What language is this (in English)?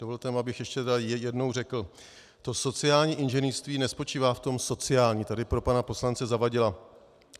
Czech